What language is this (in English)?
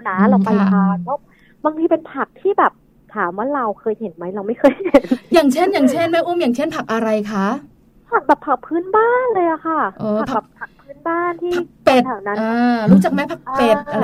Thai